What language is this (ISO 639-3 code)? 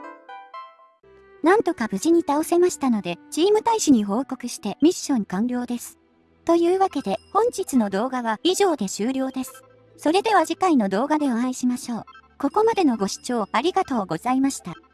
jpn